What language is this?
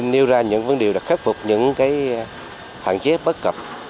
Vietnamese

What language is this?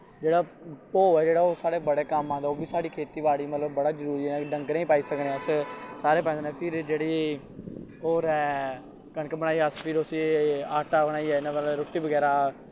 Dogri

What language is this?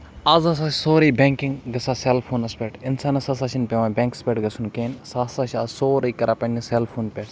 Kashmiri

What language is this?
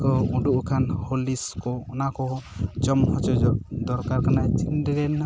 Santali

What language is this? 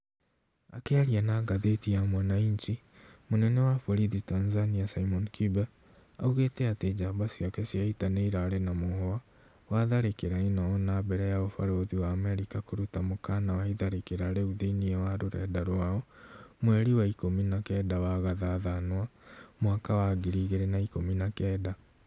Kikuyu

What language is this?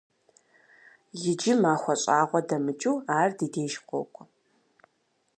Kabardian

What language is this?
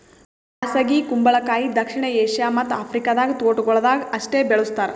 Kannada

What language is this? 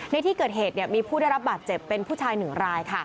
Thai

